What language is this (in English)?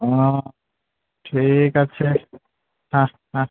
Bangla